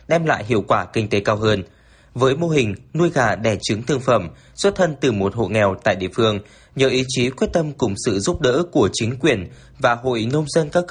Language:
Vietnamese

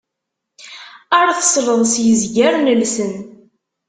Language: Kabyle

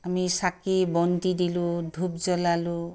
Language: Assamese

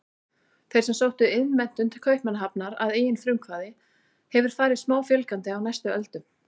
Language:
Icelandic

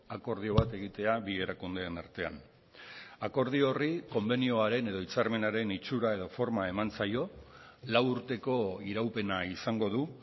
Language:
Basque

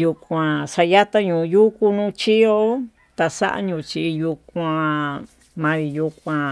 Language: Tututepec Mixtec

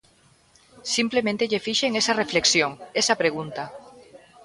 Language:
Galician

